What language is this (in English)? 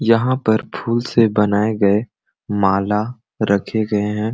Sadri